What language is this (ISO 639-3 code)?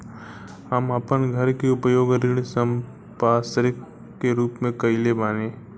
bho